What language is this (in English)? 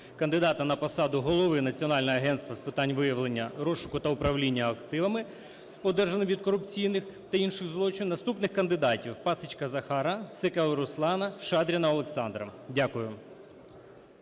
Ukrainian